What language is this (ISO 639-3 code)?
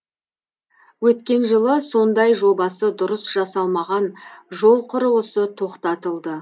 kaz